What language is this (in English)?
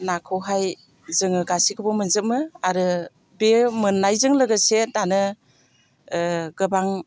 Bodo